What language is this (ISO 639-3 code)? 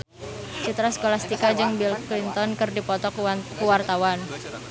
sun